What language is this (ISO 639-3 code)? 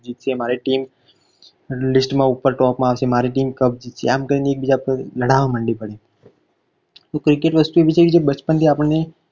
guj